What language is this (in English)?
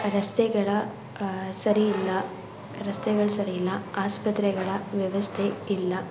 Kannada